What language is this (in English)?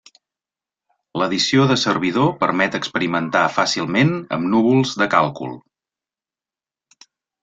Catalan